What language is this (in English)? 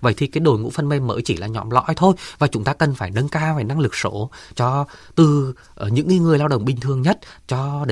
Vietnamese